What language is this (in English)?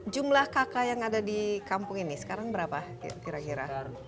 Indonesian